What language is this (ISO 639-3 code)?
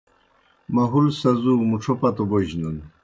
plk